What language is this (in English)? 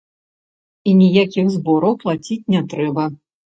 Belarusian